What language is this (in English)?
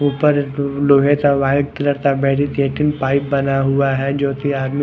Hindi